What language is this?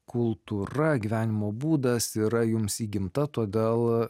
Lithuanian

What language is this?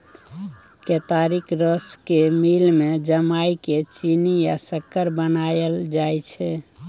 Maithili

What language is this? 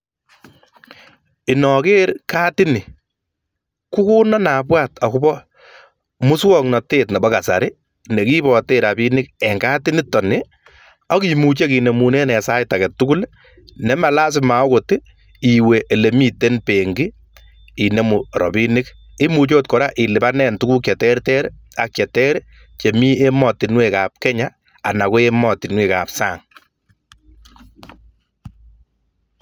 Kalenjin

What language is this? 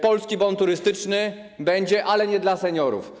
Polish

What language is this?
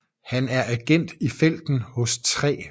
Danish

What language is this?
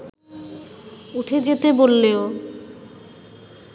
Bangla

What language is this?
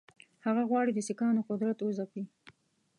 Pashto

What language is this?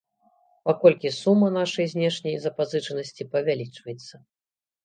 Belarusian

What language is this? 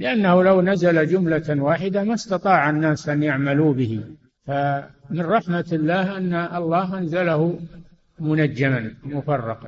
Arabic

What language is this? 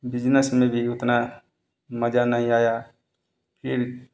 Hindi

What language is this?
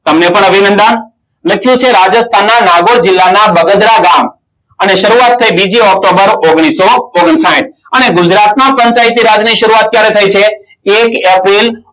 Gujarati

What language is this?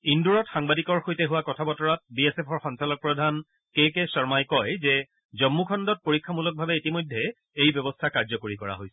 Assamese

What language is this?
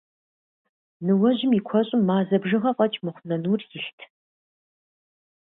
Kabardian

